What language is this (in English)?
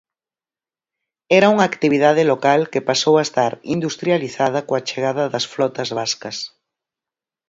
Galician